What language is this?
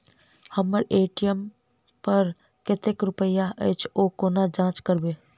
Maithili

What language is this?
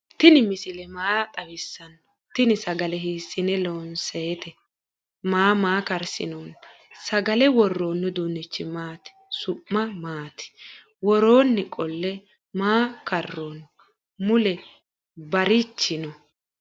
Sidamo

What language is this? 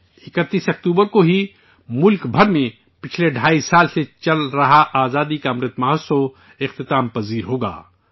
Urdu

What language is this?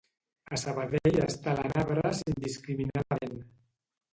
Catalan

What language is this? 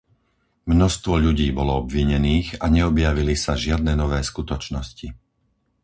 Slovak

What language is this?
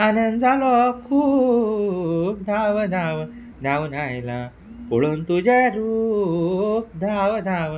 Konkani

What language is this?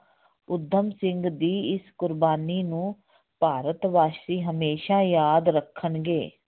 Punjabi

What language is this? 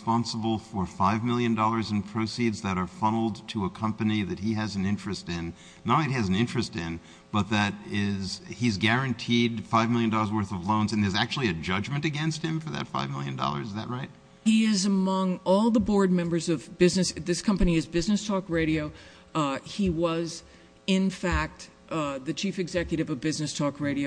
English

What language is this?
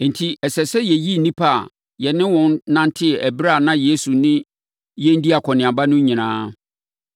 Akan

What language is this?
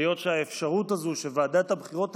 Hebrew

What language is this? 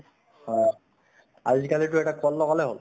Assamese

